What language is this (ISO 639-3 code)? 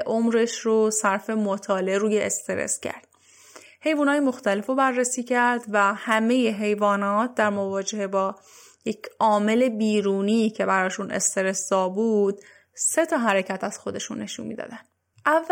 fas